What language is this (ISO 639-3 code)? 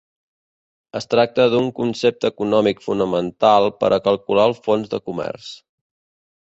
cat